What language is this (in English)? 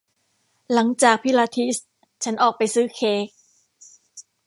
Thai